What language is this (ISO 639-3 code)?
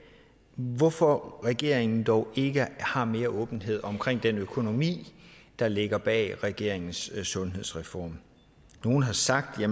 dan